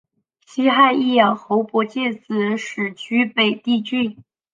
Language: Chinese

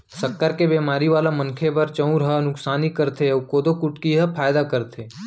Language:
Chhattisgarhi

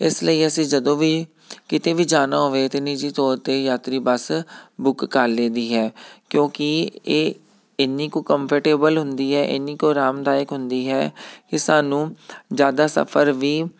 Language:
Punjabi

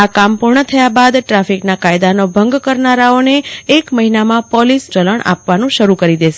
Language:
Gujarati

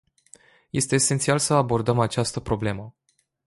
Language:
Romanian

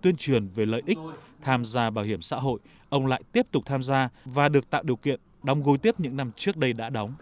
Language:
Vietnamese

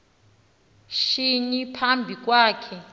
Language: Xhosa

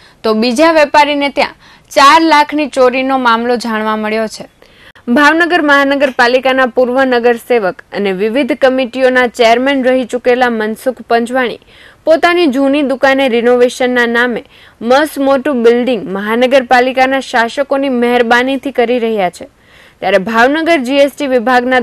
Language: Portuguese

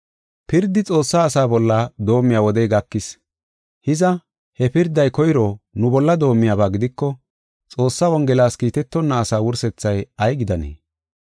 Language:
Gofa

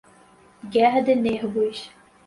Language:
Portuguese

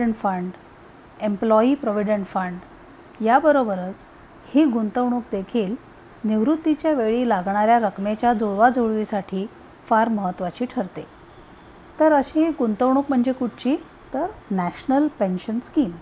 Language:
Marathi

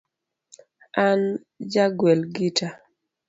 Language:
Luo (Kenya and Tanzania)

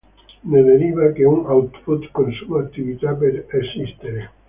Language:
Italian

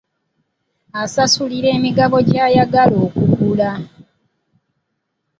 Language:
Ganda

